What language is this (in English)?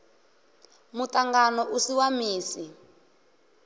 Venda